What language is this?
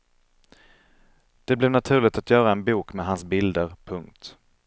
Swedish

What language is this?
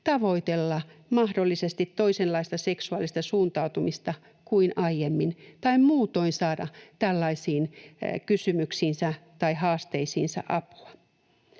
Finnish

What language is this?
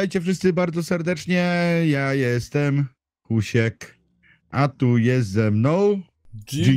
Polish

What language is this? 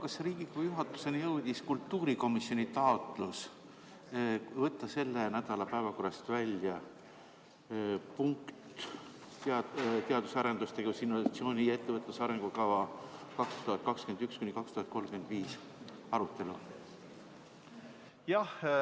Estonian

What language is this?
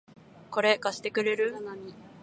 Japanese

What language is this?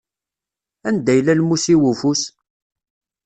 Kabyle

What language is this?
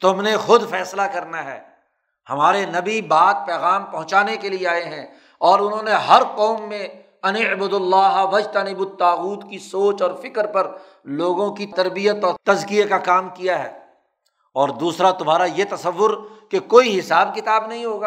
Urdu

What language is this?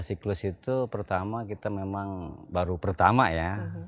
Indonesian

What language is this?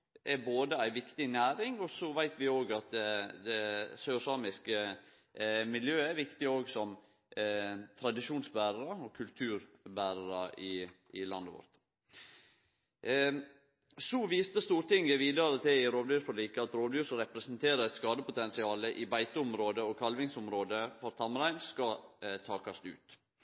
Norwegian Nynorsk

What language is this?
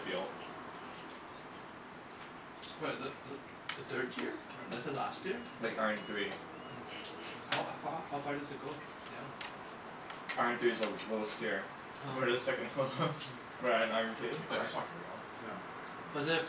English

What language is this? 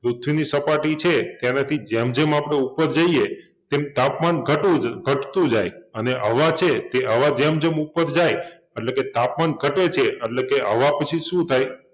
Gujarati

